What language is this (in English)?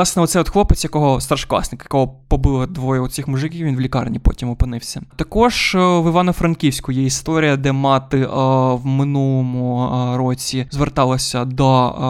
Ukrainian